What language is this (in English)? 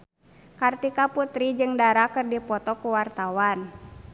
Sundanese